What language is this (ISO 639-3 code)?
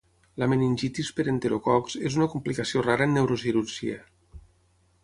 cat